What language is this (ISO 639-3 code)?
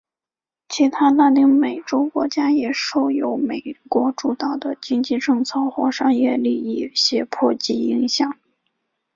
zho